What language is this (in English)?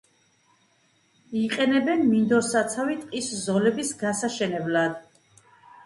Georgian